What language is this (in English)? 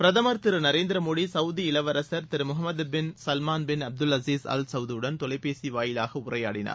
Tamil